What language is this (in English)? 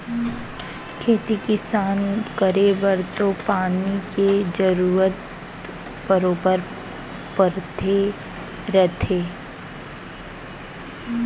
Chhattisgarhi